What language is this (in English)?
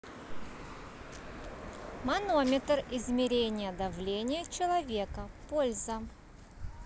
Russian